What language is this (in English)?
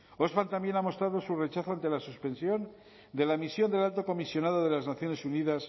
Spanish